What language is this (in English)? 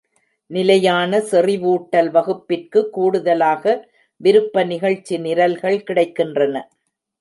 Tamil